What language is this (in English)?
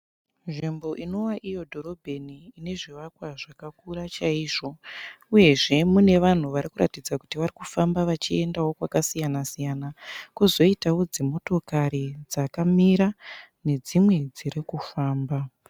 Shona